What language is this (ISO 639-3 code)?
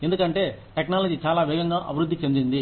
tel